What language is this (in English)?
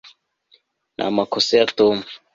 Kinyarwanda